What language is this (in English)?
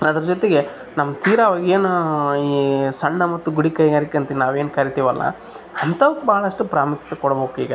Kannada